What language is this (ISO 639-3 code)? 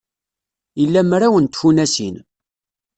kab